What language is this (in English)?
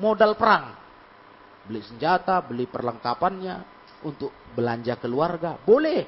Indonesian